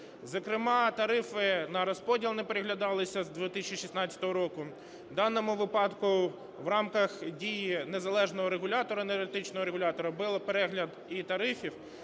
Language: Ukrainian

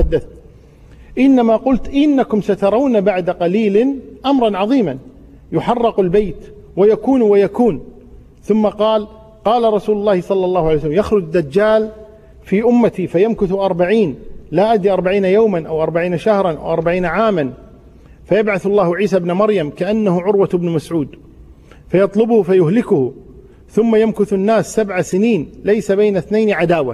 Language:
Arabic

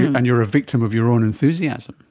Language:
English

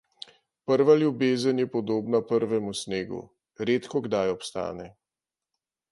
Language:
Slovenian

